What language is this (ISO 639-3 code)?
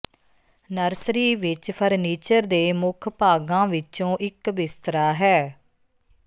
pan